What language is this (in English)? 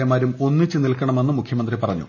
Malayalam